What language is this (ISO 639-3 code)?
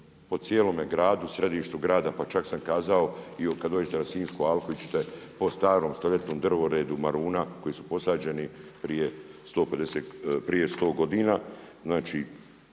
hrv